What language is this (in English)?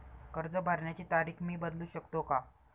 Marathi